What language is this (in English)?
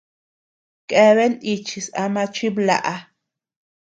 Tepeuxila Cuicatec